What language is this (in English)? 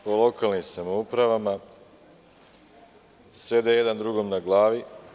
Serbian